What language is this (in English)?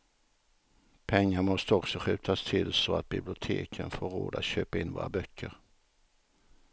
Swedish